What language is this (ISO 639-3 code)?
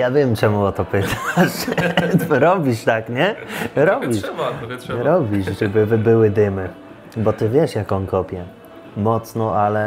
pol